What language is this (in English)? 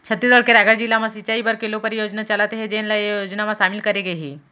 Chhattisgarhi